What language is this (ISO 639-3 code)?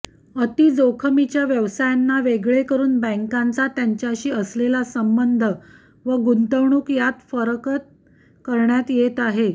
mar